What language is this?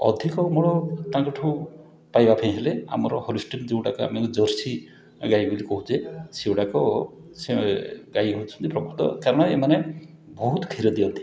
Odia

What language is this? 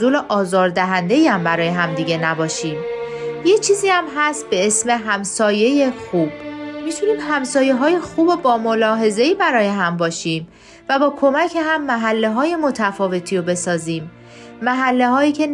Persian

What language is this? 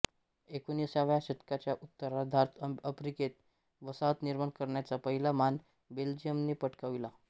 Marathi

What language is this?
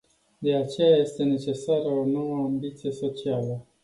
Romanian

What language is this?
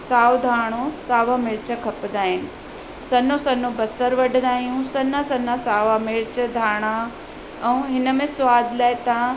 Sindhi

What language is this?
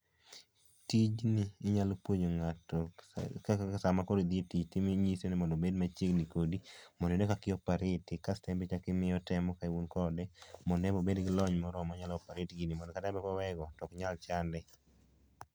Luo (Kenya and Tanzania)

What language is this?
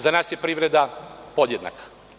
Serbian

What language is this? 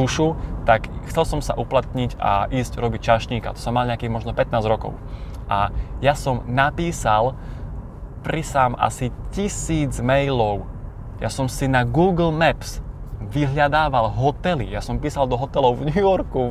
Slovak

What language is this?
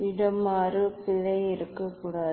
Tamil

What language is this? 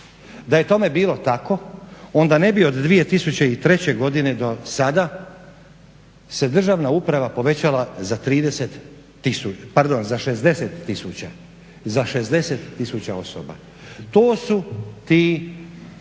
Croatian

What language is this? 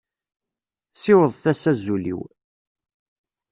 Kabyle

